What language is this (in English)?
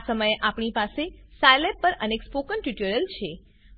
Gujarati